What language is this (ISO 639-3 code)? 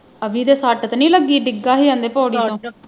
pan